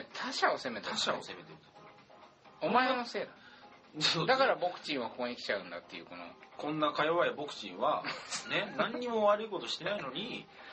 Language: Japanese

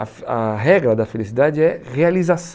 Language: Portuguese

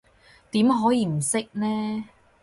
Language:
Cantonese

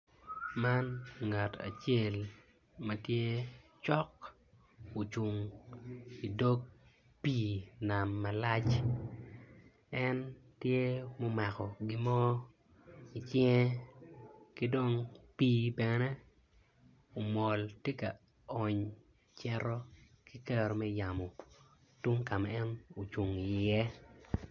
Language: Acoli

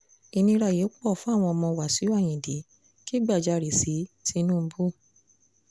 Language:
Yoruba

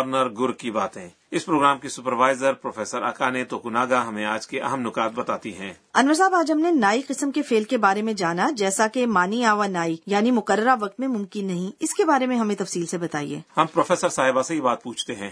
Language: Urdu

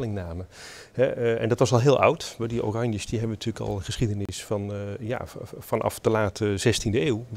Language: Dutch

